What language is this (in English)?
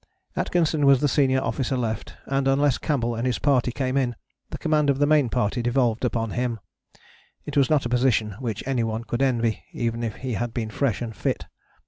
English